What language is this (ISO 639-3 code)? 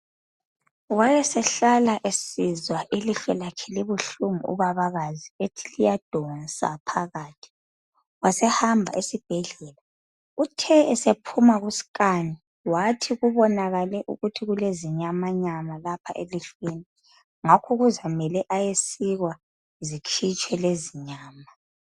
nde